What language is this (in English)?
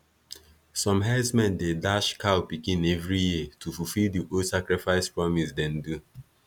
Nigerian Pidgin